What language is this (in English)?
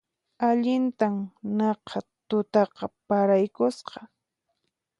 Puno Quechua